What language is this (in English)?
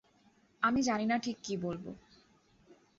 Bangla